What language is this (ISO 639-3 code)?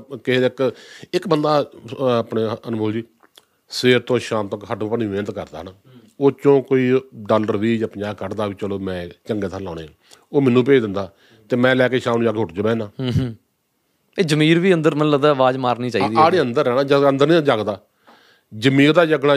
pan